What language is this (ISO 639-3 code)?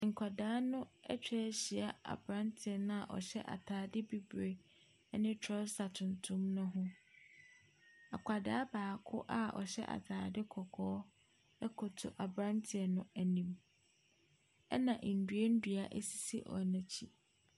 aka